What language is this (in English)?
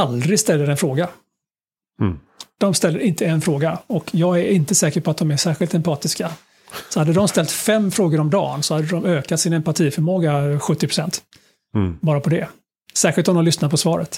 Swedish